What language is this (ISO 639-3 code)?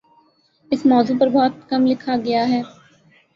urd